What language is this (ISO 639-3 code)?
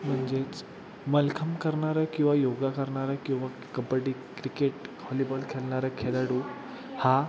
mar